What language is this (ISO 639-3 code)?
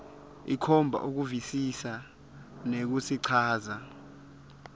ssw